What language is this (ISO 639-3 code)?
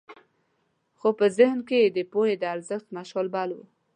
pus